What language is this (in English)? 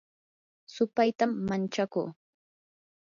Yanahuanca Pasco Quechua